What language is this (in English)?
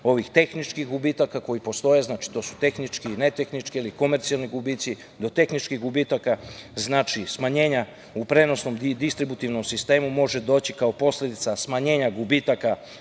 Serbian